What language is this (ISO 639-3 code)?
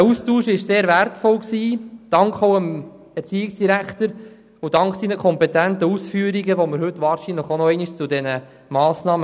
gsw